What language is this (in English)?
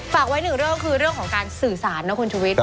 Thai